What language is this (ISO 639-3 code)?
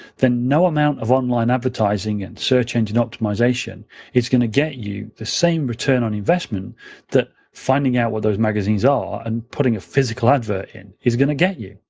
eng